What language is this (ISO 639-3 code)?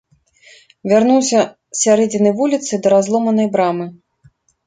bel